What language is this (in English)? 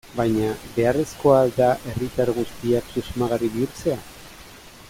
Basque